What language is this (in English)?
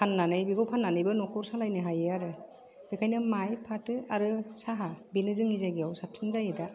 Bodo